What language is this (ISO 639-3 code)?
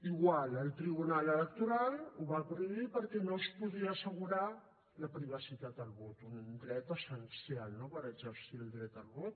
cat